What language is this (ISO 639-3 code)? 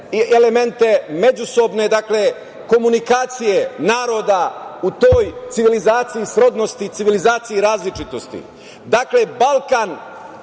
srp